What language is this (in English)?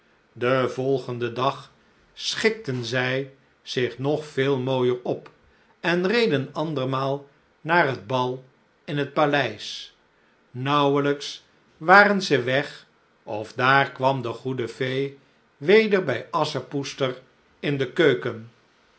Dutch